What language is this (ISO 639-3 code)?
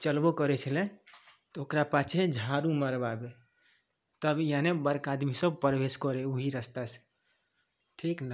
mai